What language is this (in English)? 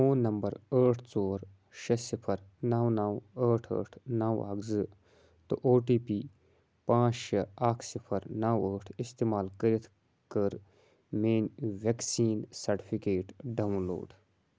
Kashmiri